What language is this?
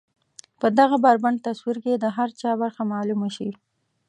Pashto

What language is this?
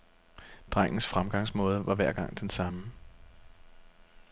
Danish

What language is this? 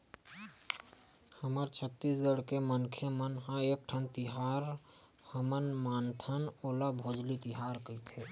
Chhattisgarhi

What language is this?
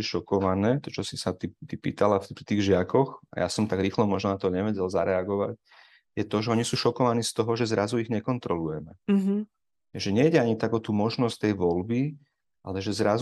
Slovak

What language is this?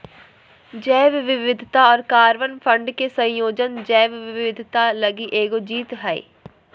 Magahi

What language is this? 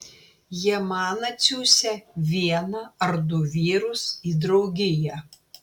Lithuanian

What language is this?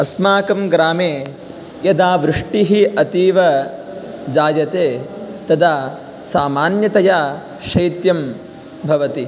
Sanskrit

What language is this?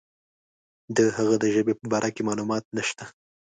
Pashto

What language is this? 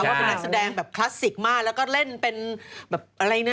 Thai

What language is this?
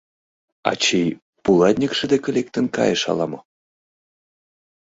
Mari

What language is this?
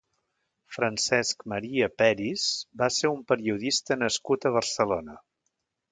Catalan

